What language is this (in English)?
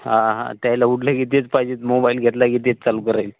Marathi